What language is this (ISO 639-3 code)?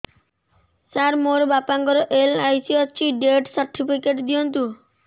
ori